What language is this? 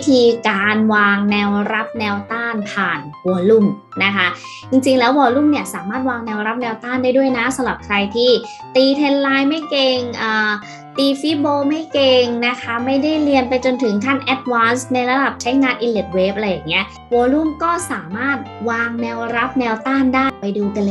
Thai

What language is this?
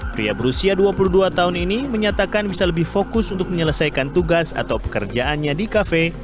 Indonesian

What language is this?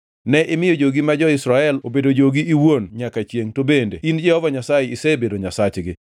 Luo (Kenya and Tanzania)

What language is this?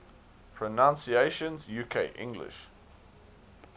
English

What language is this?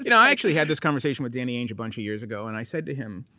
English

